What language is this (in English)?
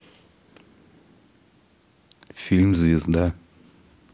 Russian